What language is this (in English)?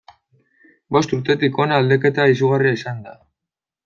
Basque